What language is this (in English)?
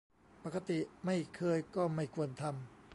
Thai